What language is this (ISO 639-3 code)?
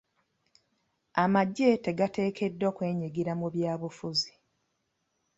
lug